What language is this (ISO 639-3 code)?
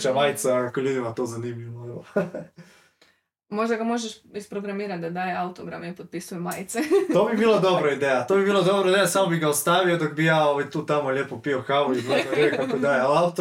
hrv